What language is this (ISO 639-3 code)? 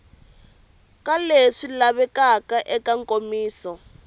tso